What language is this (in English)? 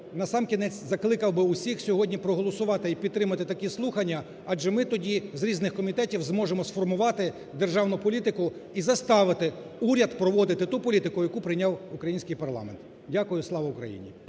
Ukrainian